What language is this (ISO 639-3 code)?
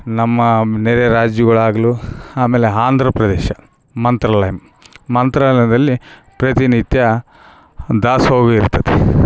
kan